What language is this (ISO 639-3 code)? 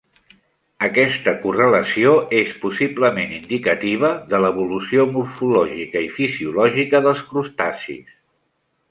cat